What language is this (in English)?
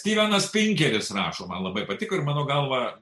Lithuanian